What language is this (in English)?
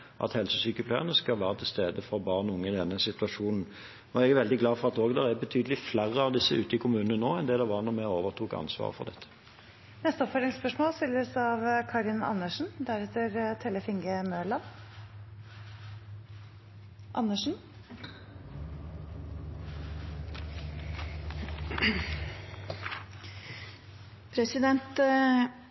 Norwegian